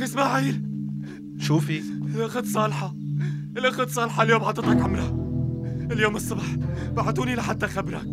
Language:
Arabic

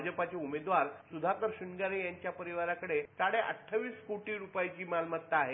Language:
Marathi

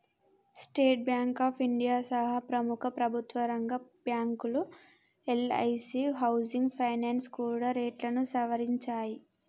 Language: Telugu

